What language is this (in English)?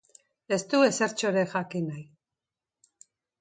Basque